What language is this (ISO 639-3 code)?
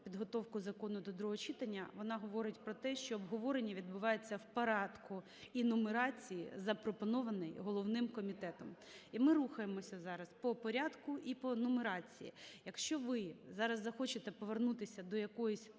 ukr